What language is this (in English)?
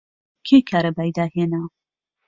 Central Kurdish